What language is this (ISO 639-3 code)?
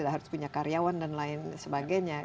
ind